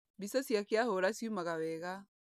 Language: Kikuyu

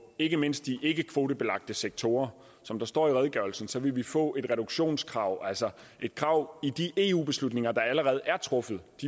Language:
Danish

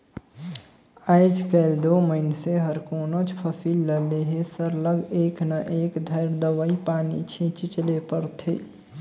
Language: Chhattisgarhi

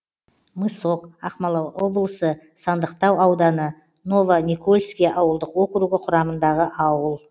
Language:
Kazakh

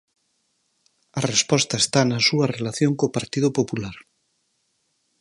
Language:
Galician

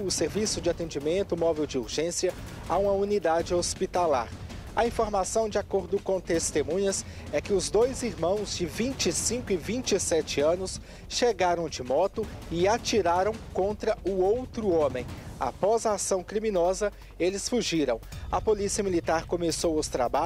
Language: Portuguese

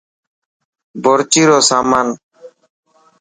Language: Dhatki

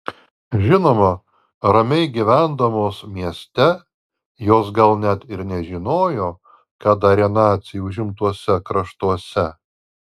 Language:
Lithuanian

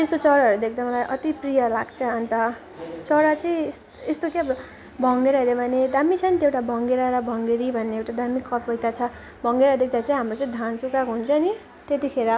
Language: Nepali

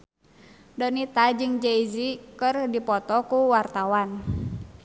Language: Sundanese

